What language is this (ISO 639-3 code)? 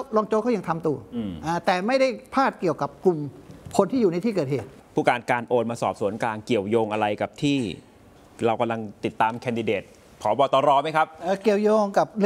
tha